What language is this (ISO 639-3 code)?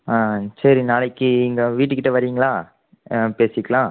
tam